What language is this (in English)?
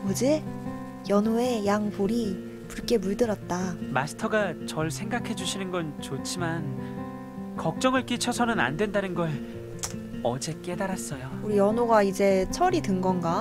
Korean